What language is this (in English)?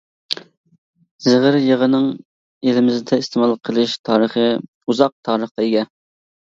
Uyghur